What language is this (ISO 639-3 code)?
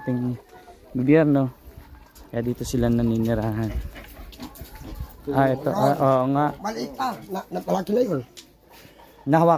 fil